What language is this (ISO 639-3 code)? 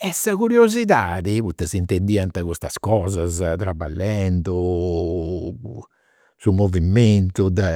sro